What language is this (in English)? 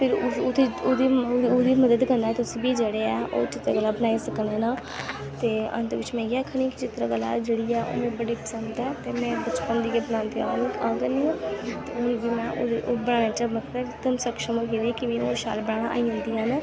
Dogri